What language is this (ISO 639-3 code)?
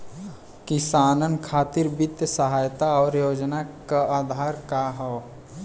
bho